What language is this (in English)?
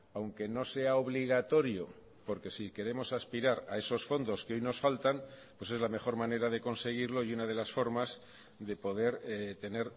Spanish